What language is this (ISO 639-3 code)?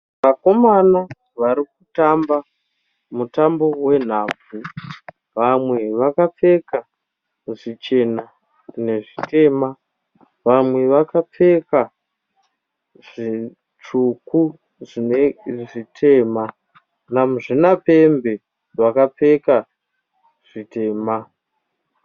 sna